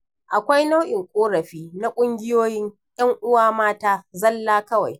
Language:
Hausa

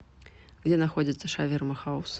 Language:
Russian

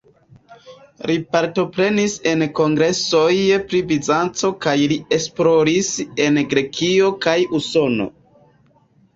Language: Esperanto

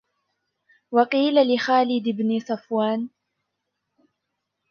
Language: Arabic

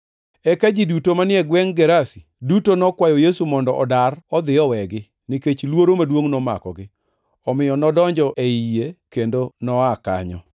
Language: Luo (Kenya and Tanzania)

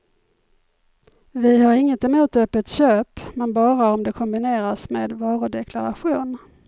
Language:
Swedish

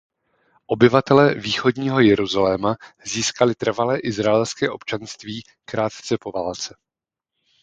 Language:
Czech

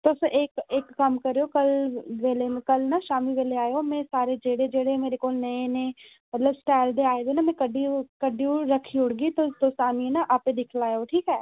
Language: Dogri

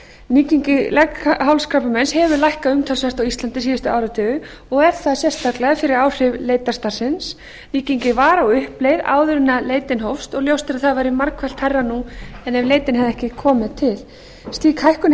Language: Icelandic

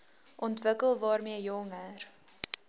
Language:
Afrikaans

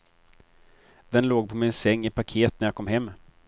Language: Swedish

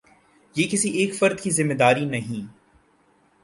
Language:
Urdu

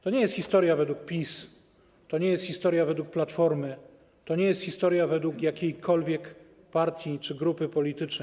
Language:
Polish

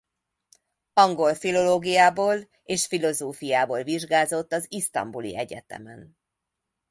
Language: Hungarian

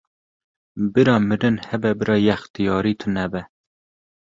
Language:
Kurdish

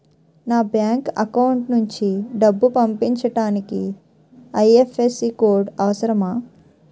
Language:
Telugu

